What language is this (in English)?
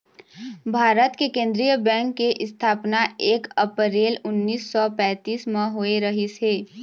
Chhattisgarhi